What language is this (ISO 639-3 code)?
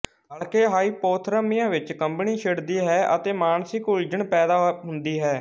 pan